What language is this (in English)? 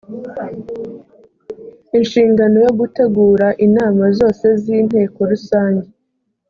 Kinyarwanda